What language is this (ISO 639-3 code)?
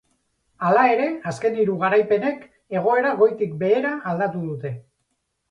eus